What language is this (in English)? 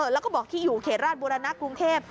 Thai